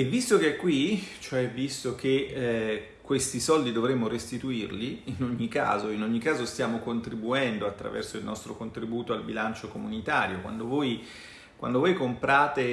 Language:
Italian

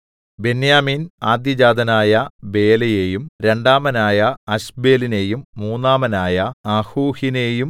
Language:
Malayalam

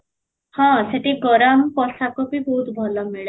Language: Odia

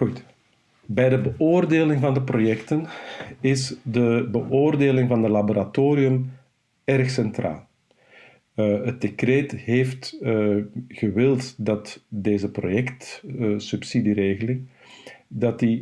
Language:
Dutch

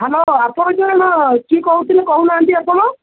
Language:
Odia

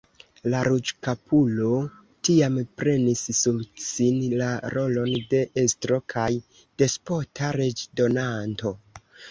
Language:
Esperanto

